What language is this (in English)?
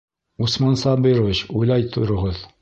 Bashkir